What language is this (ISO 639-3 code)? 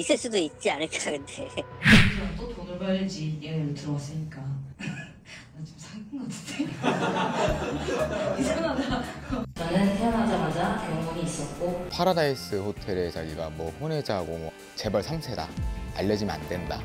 kor